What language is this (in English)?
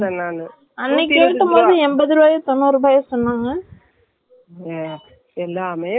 Tamil